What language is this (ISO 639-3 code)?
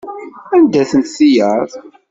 kab